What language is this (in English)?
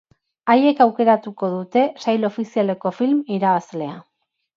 Basque